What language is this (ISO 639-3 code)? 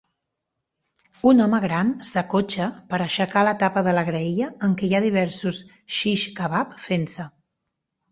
cat